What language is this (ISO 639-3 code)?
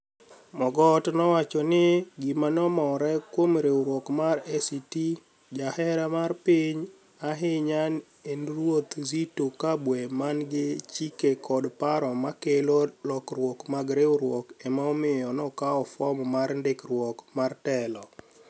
luo